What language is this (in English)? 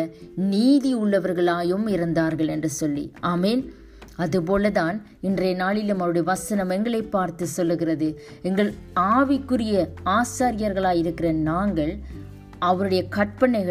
Tamil